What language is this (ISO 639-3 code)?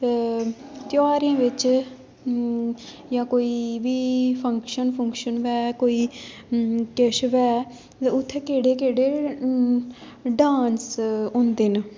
doi